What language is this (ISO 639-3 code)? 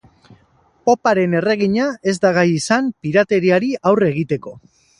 eus